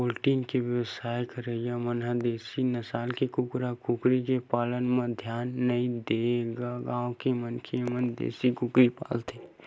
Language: Chhattisgarhi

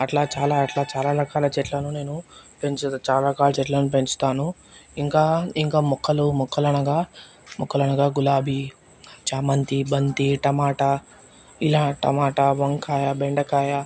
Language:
Telugu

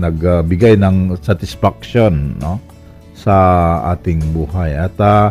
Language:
Filipino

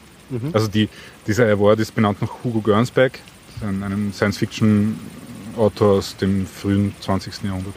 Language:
German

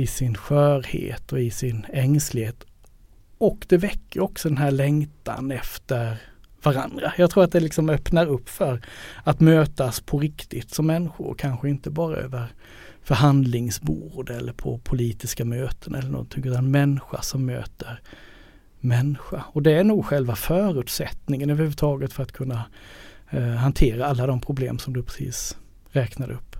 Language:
Swedish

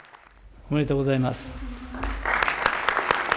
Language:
Japanese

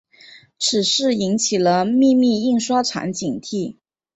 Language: Chinese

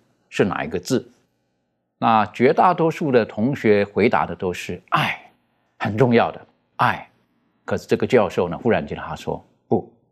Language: Chinese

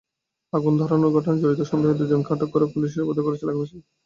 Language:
Bangla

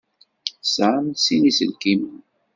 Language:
Kabyle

